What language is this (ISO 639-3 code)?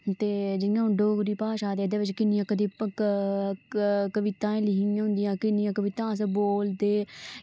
doi